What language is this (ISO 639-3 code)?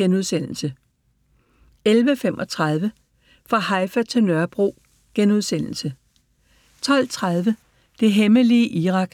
dan